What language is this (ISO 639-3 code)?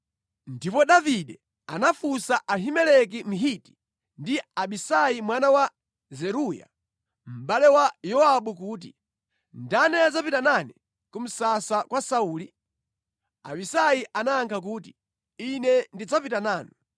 nya